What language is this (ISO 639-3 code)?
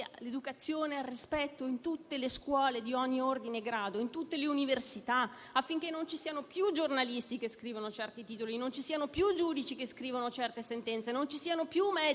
ita